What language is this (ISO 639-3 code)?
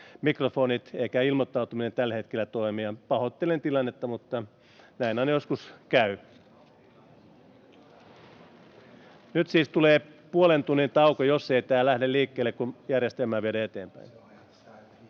fin